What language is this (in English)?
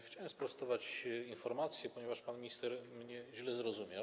Polish